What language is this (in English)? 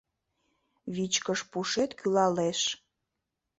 Mari